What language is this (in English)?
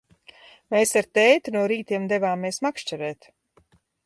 Latvian